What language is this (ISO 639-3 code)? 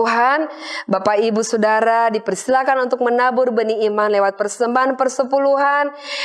ind